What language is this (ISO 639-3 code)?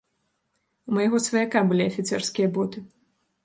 bel